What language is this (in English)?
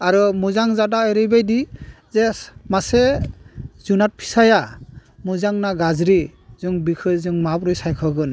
Bodo